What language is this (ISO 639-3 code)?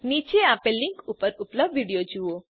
guj